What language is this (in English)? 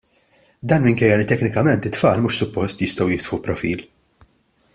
Maltese